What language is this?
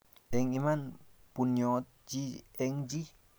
Kalenjin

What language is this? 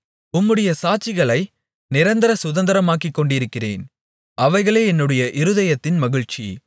Tamil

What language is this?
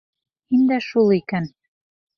Bashkir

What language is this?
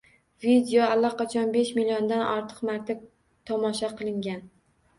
Uzbek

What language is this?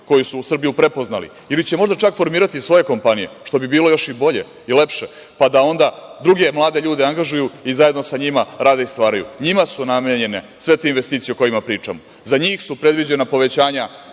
Serbian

